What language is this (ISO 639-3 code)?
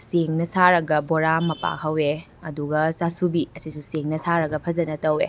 mni